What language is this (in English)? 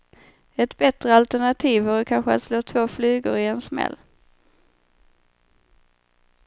Swedish